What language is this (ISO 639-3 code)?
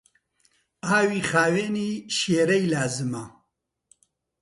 ckb